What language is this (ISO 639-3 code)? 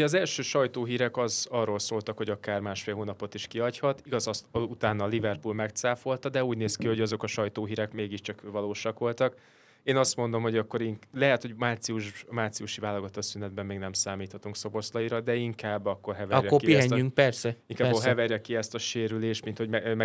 hun